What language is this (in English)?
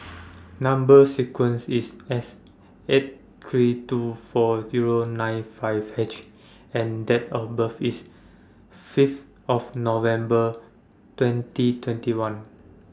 English